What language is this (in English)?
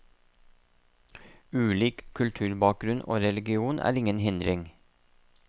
Norwegian